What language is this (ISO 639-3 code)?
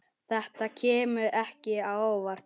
isl